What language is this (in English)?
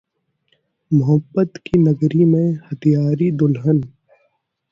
Hindi